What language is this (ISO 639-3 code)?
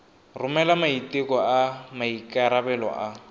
tsn